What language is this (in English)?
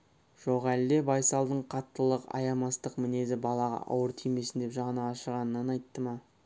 Kazakh